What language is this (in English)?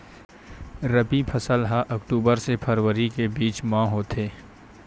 Chhattisgarhi